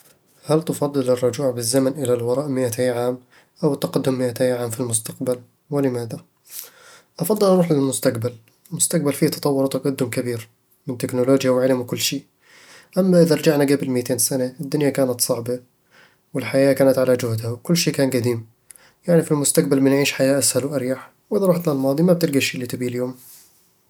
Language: Eastern Egyptian Bedawi Arabic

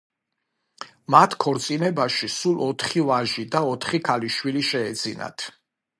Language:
Georgian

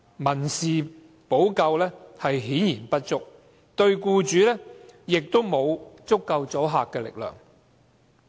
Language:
Cantonese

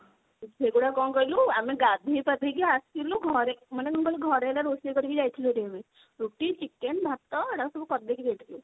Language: Odia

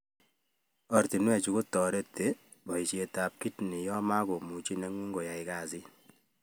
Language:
Kalenjin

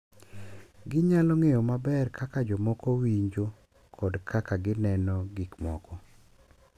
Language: Luo (Kenya and Tanzania)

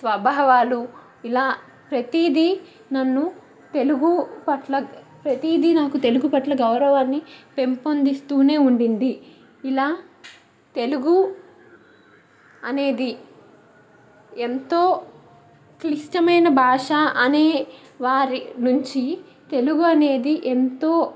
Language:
Telugu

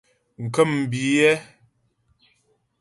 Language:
Ghomala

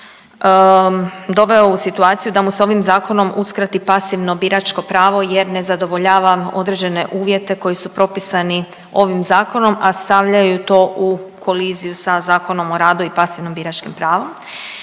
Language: Croatian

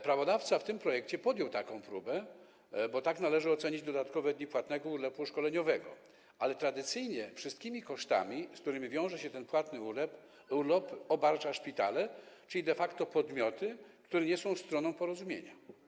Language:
Polish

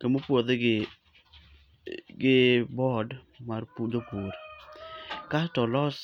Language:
Luo (Kenya and Tanzania)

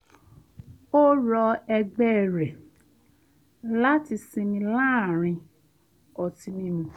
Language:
Yoruba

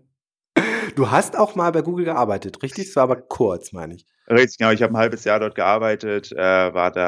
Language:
German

